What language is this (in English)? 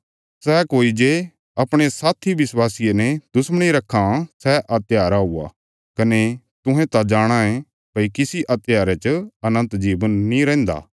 Bilaspuri